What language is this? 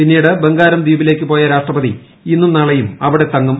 Malayalam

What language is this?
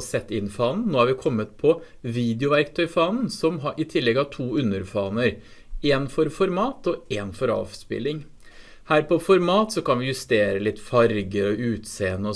Norwegian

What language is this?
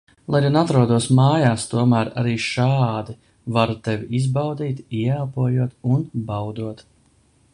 Latvian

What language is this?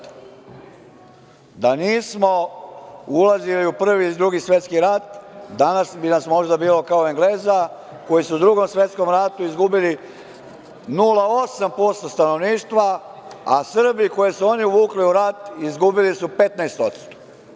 Serbian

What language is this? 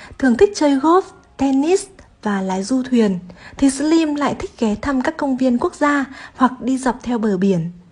Vietnamese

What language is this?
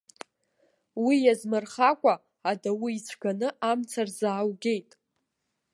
Abkhazian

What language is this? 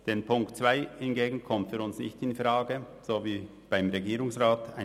Swiss German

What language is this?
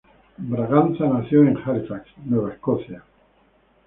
Spanish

